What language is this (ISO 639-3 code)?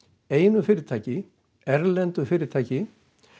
isl